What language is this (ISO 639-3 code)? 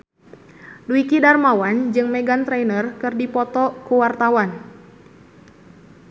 sun